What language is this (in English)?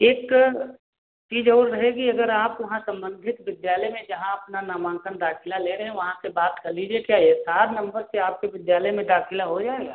Hindi